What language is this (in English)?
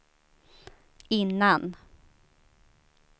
Swedish